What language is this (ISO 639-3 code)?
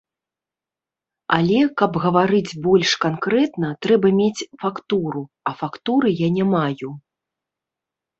bel